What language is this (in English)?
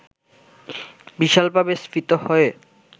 Bangla